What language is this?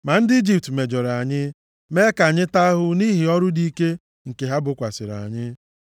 Igbo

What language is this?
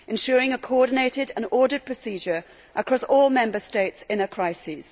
English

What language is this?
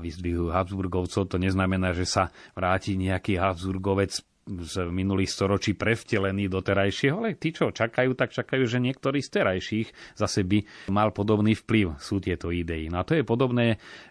Slovak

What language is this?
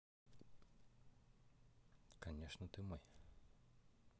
Russian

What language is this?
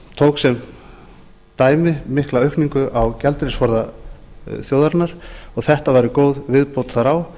Icelandic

